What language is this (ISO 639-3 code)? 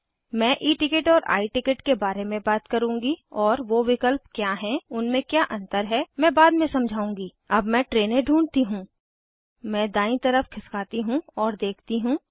hin